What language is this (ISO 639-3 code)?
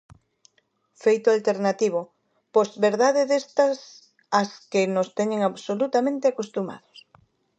glg